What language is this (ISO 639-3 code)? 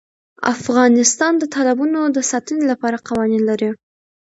pus